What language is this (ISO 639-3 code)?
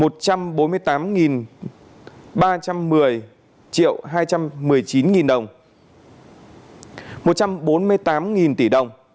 vie